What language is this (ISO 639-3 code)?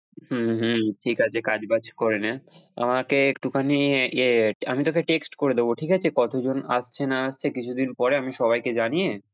ben